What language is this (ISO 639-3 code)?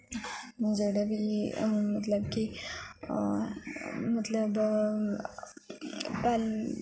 doi